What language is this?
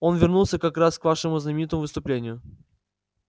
Russian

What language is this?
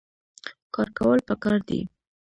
Pashto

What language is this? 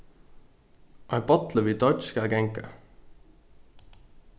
Faroese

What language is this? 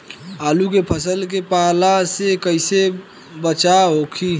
Bhojpuri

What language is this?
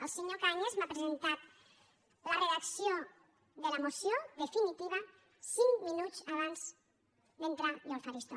Catalan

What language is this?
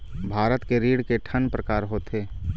Chhattisgarhi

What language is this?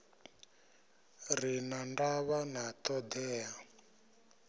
Venda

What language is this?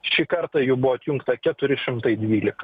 Lithuanian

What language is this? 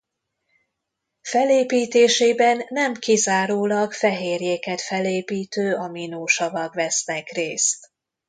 Hungarian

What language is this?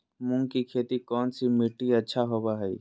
Magahi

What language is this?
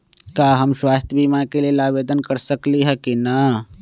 Magahi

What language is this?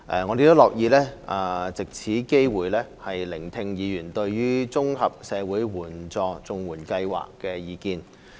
Cantonese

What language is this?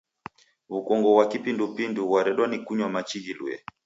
Taita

